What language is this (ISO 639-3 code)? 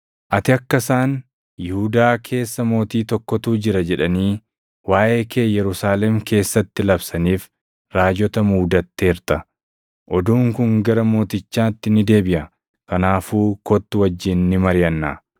orm